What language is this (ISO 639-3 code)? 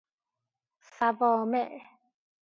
fas